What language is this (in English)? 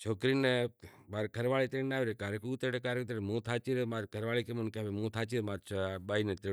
Kachi Koli